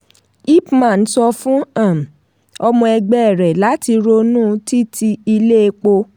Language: Yoruba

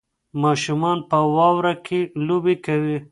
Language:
Pashto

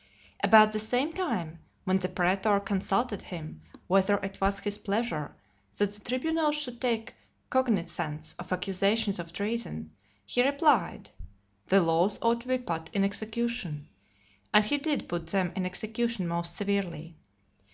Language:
English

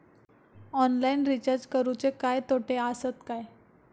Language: Marathi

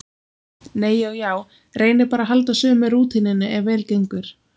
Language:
Icelandic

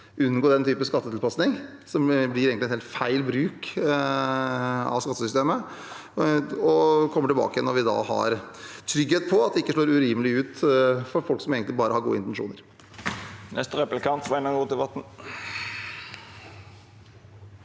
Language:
Norwegian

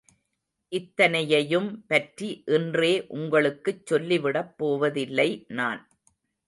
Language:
Tamil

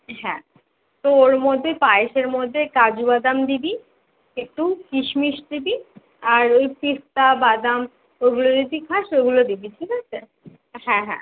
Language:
Bangla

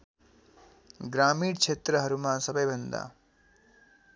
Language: Nepali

